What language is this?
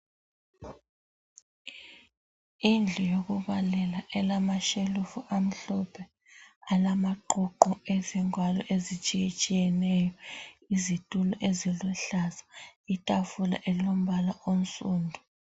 North Ndebele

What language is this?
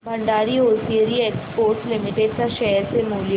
Marathi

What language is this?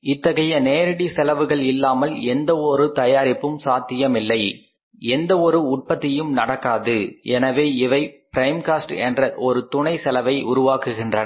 Tamil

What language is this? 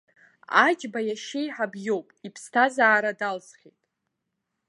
Abkhazian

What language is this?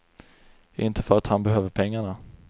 Swedish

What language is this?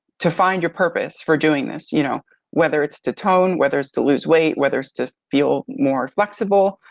English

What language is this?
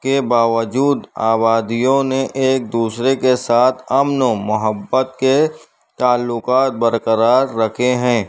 Urdu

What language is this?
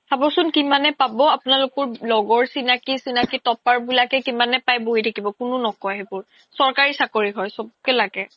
Assamese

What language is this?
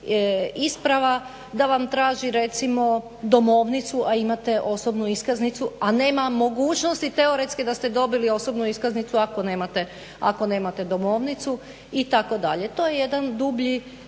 Croatian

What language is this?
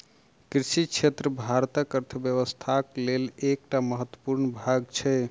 Maithili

